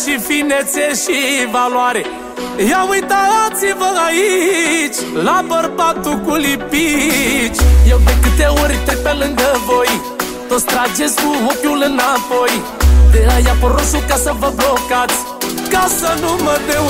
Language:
Romanian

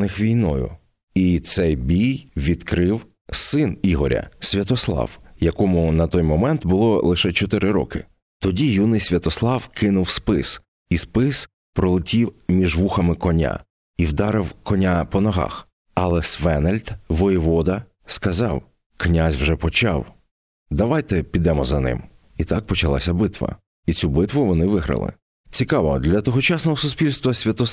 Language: Ukrainian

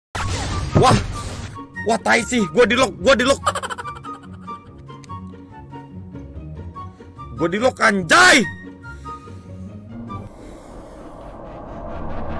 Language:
Abkhazian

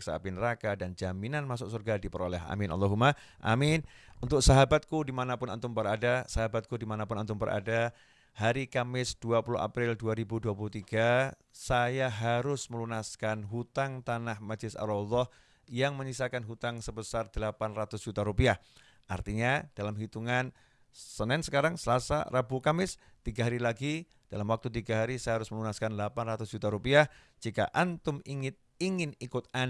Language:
Indonesian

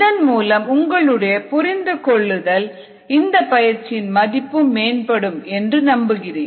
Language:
Tamil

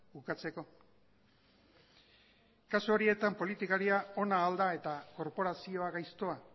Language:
Basque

